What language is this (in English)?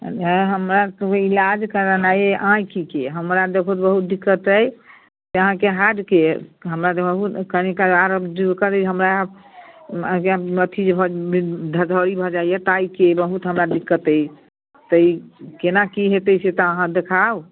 Maithili